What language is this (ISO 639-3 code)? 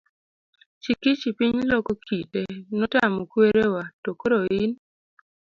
luo